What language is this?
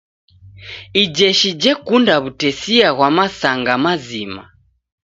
Taita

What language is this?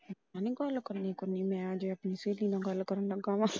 Punjabi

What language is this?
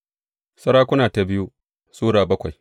Hausa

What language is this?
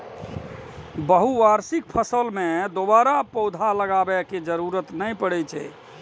Maithili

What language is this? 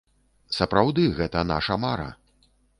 Belarusian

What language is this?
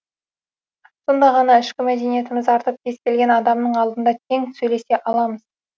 Kazakh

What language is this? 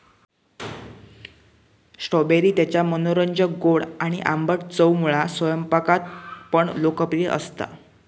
Marathi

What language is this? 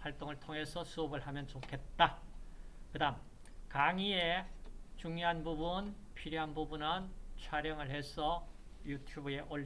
Korean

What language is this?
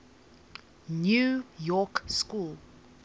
English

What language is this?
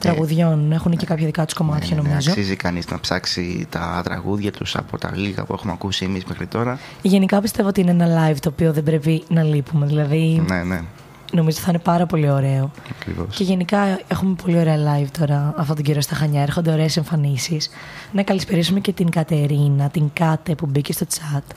Greek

